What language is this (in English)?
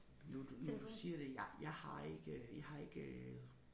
Danish